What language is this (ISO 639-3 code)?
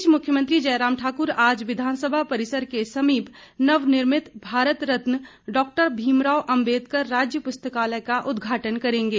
hin